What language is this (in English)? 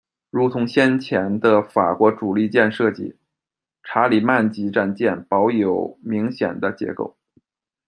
Chinese